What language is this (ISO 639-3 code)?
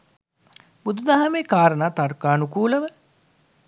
sin